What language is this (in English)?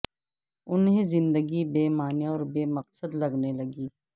Urdu